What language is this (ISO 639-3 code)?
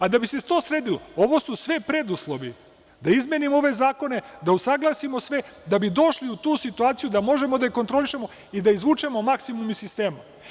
srp